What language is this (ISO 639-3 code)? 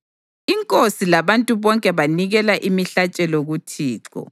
nde